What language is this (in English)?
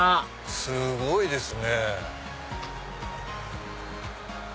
Japanese